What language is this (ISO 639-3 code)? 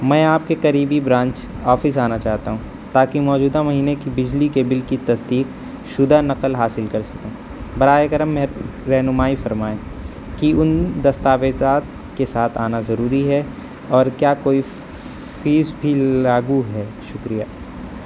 urd